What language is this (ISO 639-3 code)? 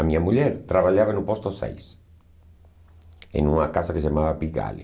por